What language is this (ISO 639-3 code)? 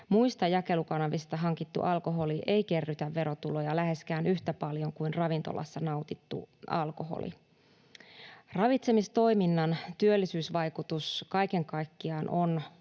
fin